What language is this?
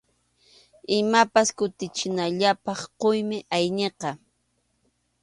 Arequipa-La Unión Quechua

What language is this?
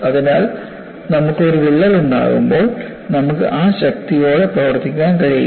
Malayalam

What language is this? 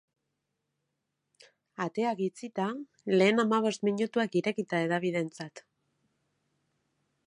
Basque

